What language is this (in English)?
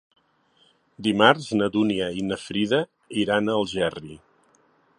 Catalan